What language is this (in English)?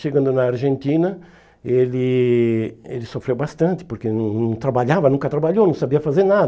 Portuguese